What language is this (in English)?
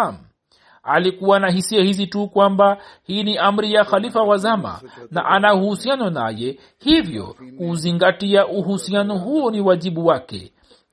Swahili